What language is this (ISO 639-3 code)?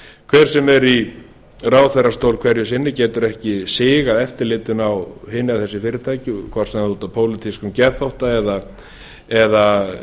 isl